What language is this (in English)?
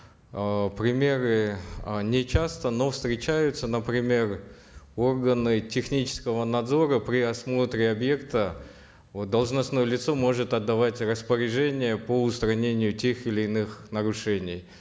Kazakh